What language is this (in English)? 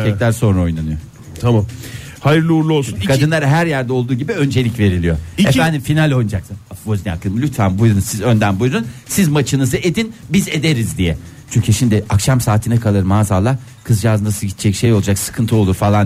Turkish